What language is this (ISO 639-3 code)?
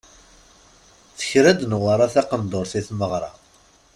kab